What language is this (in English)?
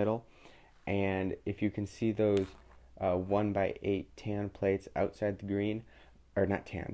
English